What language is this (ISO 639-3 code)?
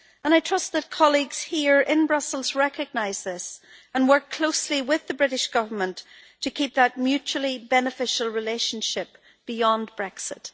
eng